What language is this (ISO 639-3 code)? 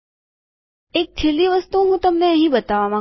guj